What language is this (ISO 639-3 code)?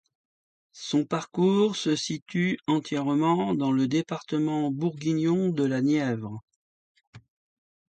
fra